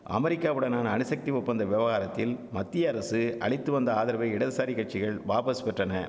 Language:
Tamil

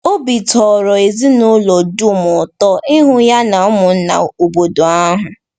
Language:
Igbo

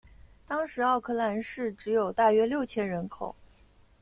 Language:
Chinese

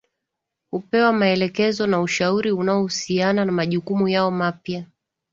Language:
Swahili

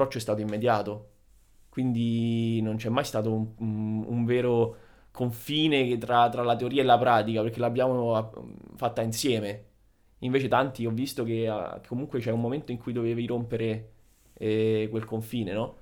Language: Italian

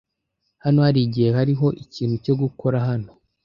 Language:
Kinyarwanda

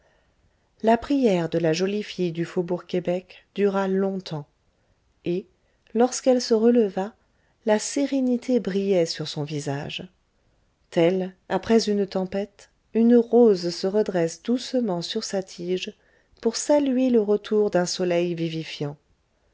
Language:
French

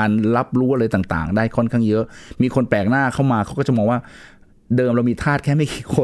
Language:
Thai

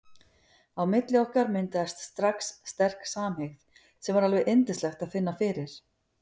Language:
Icelandic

